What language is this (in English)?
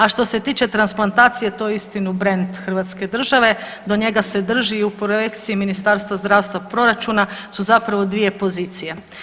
Croatian